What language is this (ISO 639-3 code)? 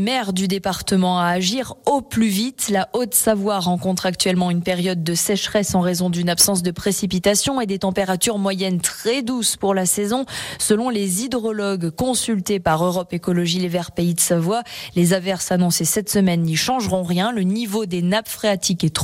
fra